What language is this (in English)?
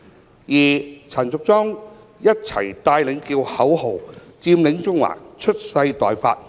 Cantonese